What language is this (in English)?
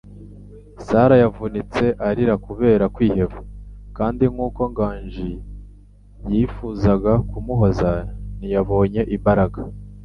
Kinyarwanda